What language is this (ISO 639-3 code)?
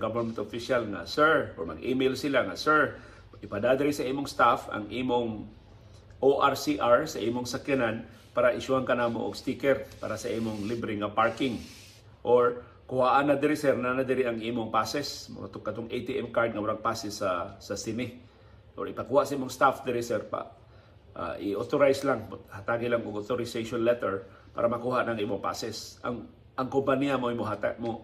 fil